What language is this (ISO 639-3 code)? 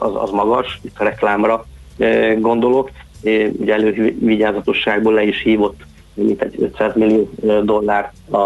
hun